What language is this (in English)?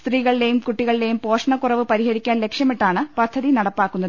Malayalam